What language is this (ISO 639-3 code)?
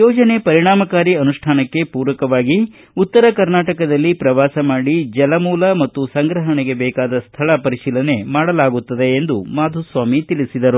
kan